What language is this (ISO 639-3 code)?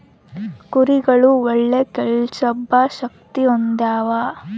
kan